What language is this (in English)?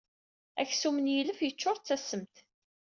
Kabyle